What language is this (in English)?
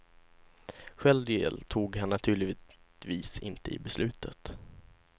Swedish